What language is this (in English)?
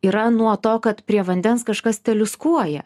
Lithuanian